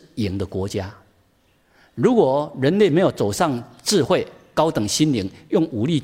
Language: Chinese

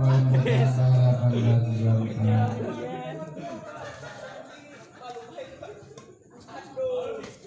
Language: Indonesian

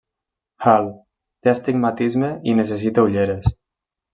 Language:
Catalan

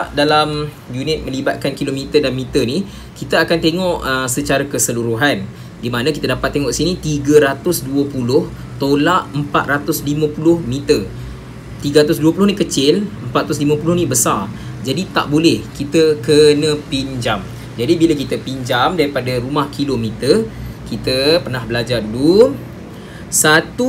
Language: Malay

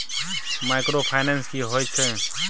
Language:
Maithili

